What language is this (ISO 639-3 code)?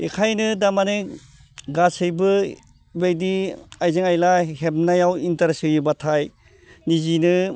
brx